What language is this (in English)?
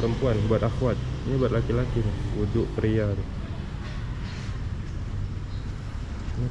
Indonesian